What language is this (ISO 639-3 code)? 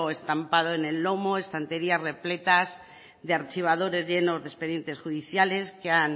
spa